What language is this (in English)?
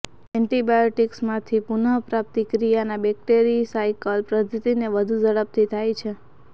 Gujarati